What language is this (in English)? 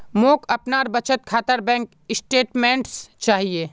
Magahi